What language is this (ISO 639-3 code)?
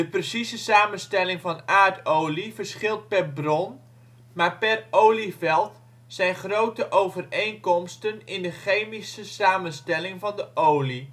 nld